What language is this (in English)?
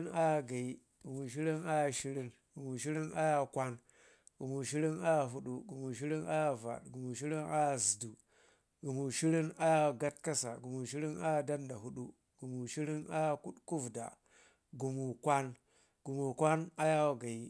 Ngizim